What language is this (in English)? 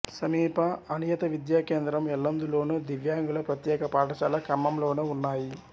Telugu